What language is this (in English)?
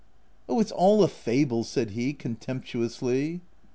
English